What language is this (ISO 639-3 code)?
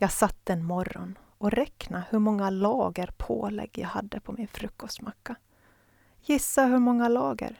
swe